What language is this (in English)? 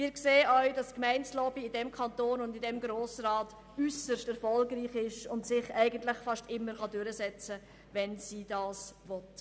Swiss German